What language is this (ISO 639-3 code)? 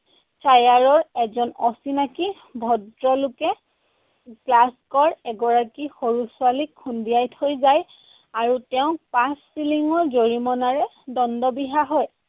asm